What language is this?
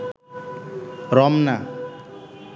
Bangla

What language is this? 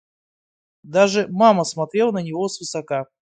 Russian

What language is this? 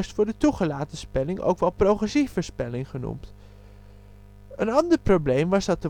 Dutch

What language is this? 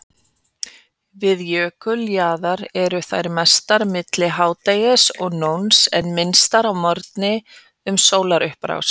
Icelandic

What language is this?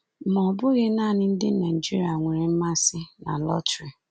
Igbo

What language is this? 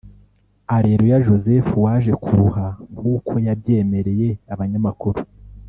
Kinyarwanda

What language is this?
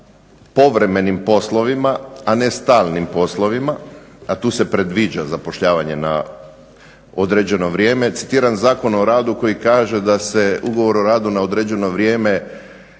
Croatian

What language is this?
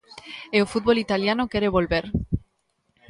Galician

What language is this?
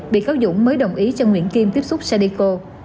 Vietnamese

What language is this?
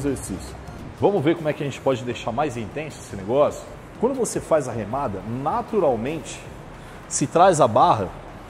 Portuguese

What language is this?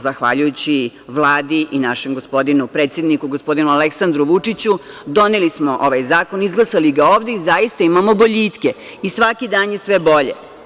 Serbian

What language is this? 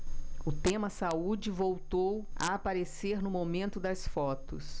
Portuguese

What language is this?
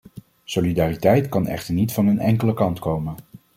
Dutch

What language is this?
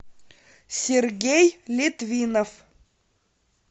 Russian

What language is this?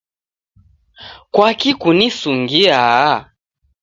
Taita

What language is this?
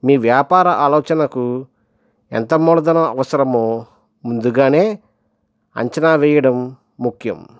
Telugu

